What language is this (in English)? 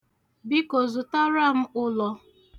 Igbo